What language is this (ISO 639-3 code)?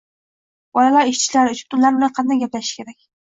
uzb